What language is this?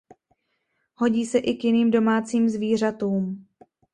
Czech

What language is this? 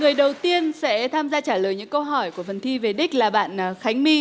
Vietnamese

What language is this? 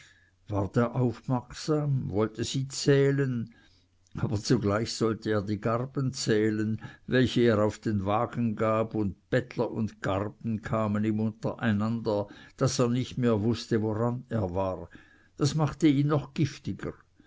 German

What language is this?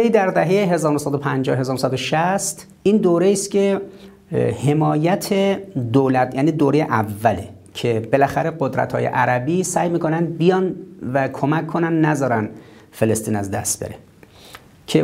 Persian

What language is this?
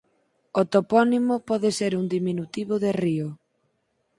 Galician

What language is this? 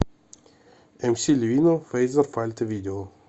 Russian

